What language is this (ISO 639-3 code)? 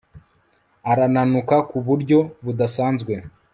kin